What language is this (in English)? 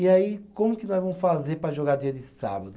Portuguese